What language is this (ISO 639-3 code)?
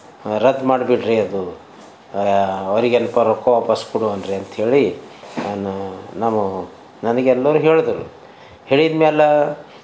kan